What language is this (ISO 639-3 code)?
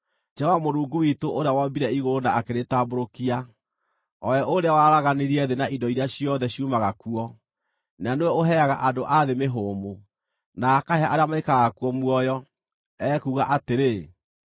kik